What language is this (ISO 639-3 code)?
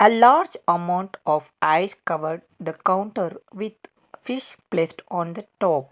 eng